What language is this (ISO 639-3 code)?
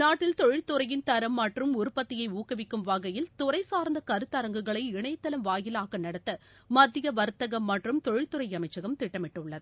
tam